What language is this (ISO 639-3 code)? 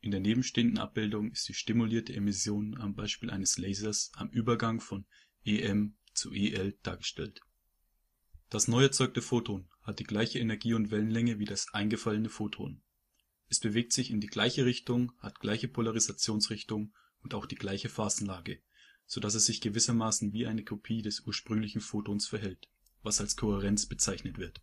deu